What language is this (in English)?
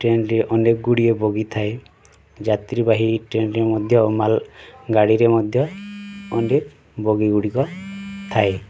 Odia